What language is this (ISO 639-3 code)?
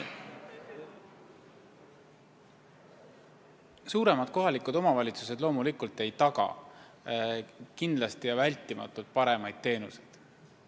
est